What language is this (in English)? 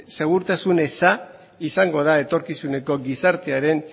Basque